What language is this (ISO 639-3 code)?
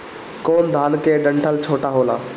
bho